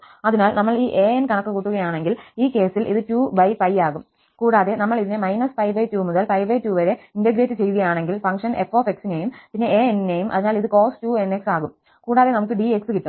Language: Malayalam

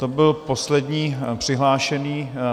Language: Czech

